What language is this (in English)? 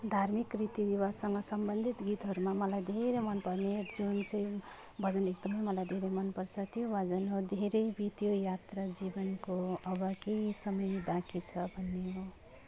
Nepali